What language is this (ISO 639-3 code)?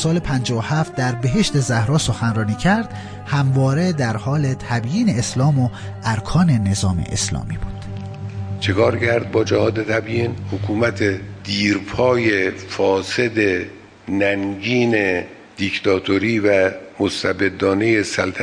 fas